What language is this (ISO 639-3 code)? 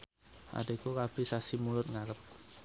jav